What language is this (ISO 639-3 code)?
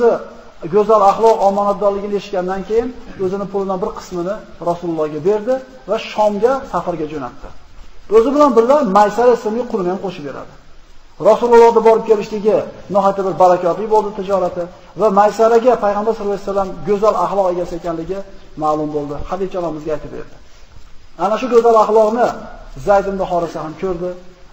tur